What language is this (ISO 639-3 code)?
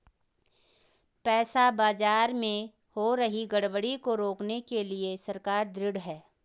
hin